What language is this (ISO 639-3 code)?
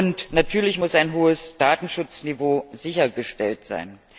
deu